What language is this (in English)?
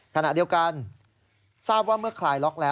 Thai